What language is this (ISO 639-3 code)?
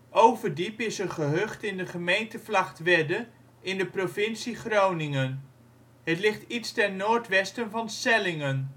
nld